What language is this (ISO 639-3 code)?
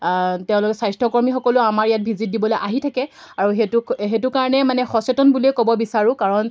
asm